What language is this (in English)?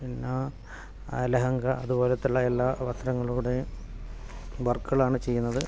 Malayalam